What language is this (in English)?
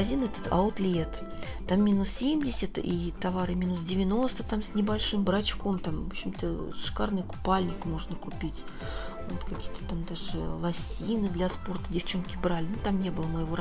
Russian